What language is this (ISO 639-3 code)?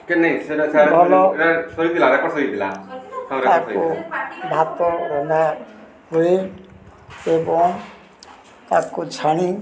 ori